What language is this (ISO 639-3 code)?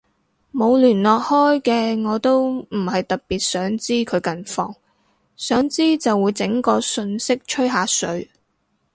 yue